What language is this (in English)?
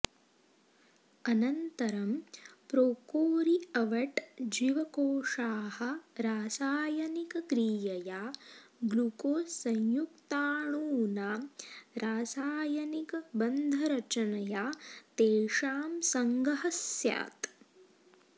Sanskrit